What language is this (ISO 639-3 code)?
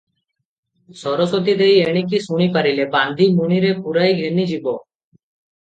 ori